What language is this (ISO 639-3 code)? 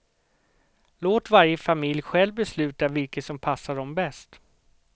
swe